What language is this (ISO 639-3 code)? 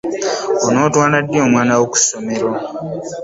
lug